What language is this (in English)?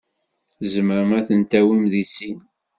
Kabyle